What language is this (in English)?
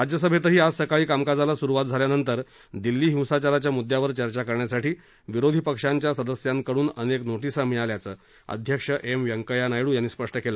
Marathi